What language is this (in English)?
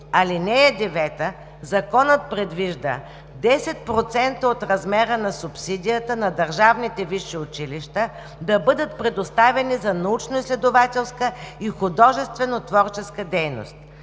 Bulgarian